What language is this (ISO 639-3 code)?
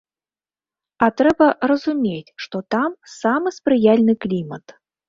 bel